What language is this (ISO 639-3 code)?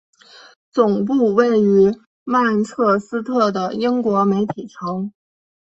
zho